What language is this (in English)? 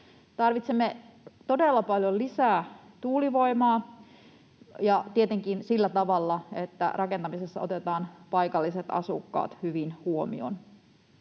Finnish